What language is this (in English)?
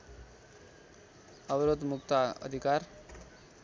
Nepali